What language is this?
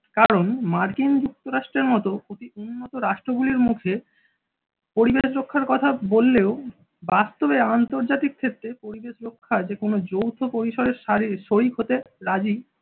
Bangla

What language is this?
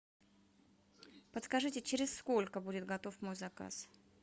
Russian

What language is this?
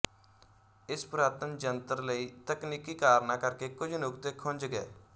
Punjabi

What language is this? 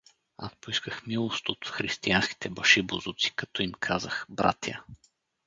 Bulgarian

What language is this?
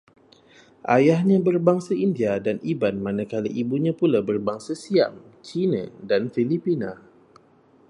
Malay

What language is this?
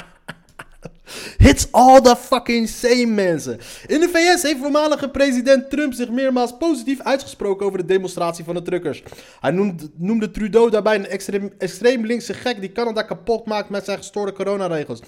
Dutch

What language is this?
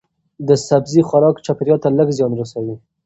Pashto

